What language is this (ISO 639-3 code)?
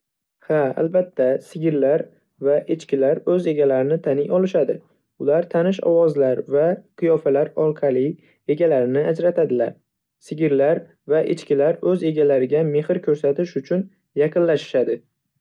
uzb